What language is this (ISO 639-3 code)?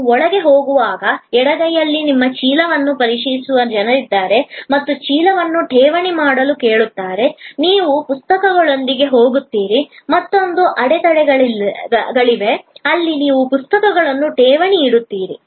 kan